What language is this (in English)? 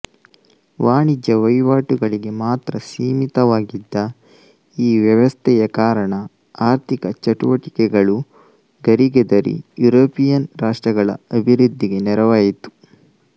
Kannada